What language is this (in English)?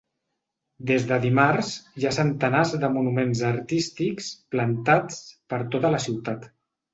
Catalan